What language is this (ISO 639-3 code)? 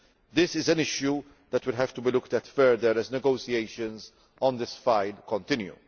eng